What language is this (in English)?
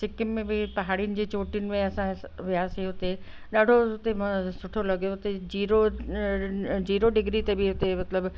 Sindhi